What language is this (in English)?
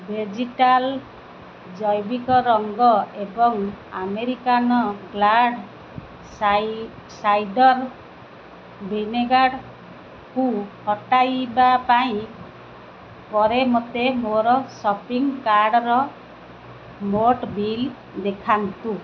Odia